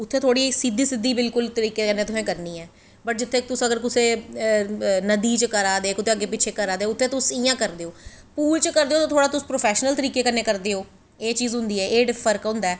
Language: Dogri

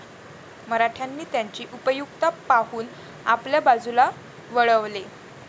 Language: Marathi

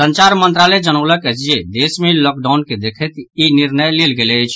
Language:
Maithili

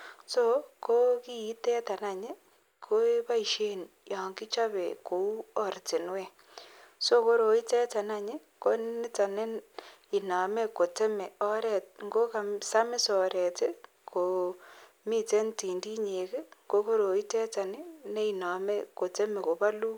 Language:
Kalenjin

